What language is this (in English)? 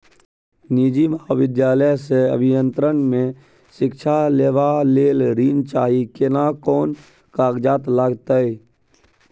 Maithili